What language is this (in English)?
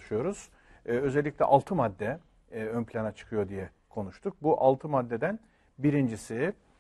Turkish